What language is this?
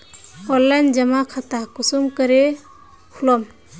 Magahi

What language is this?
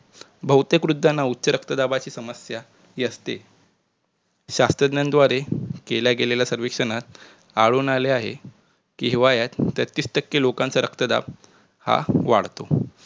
Marathi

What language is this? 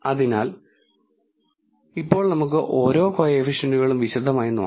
Malayalam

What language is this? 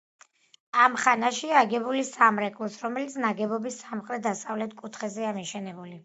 Georgian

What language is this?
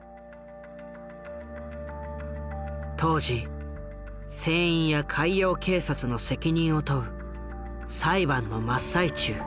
Japanese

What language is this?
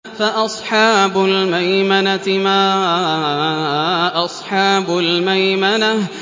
Arabic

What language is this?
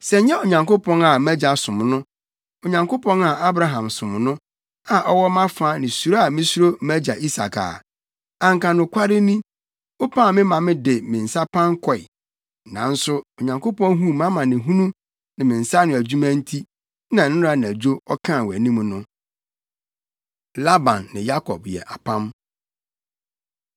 Akan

